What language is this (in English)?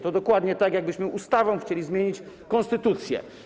Polish